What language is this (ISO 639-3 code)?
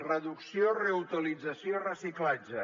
cat